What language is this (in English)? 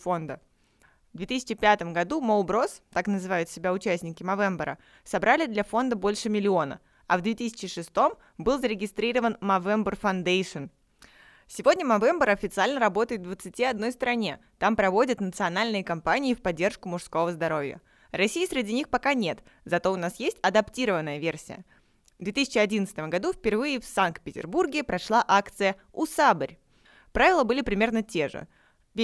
Russian